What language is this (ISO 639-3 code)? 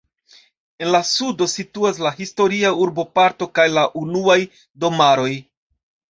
epo